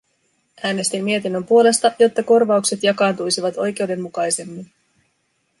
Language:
Finnish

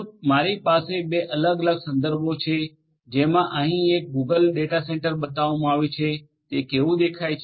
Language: Gujarati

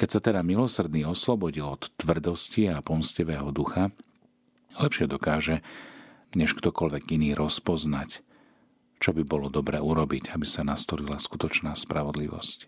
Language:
Slovak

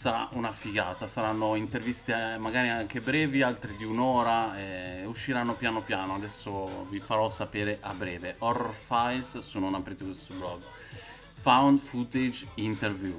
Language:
Italian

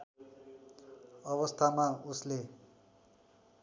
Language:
Nepali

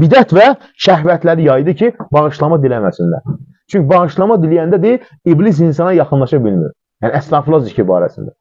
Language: Turkish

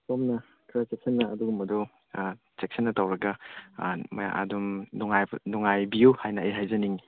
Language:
Manipuri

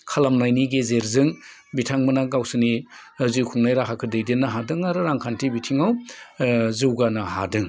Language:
Bodo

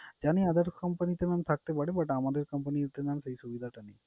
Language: Bangla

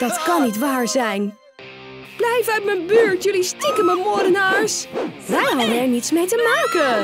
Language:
Dutch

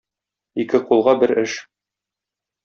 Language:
Tatar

